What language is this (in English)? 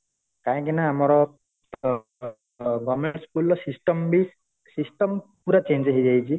Odia